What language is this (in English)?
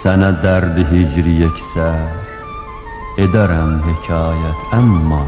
Turkish